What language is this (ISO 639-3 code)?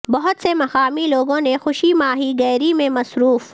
urd